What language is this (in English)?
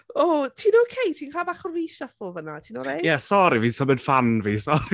Welsh